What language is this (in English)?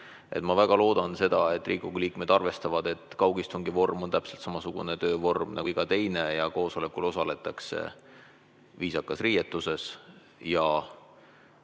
Estonian